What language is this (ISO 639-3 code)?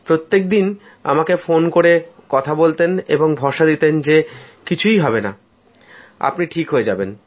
ben